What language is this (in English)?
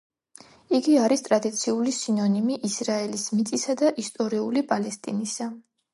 Georgian